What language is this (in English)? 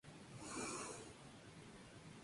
Spanish